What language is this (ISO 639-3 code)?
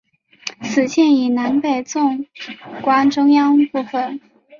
zho